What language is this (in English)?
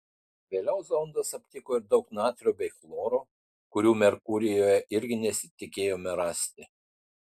Lithuanian